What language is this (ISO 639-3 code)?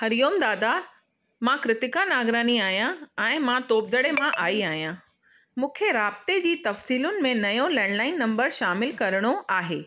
snd